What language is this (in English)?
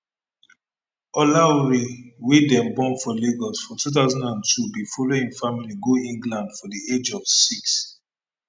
Nigerian Pidgin